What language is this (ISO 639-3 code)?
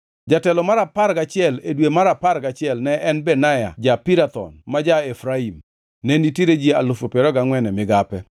luo